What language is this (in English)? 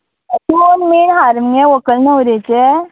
Konkani